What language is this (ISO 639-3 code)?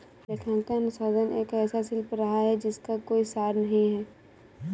hin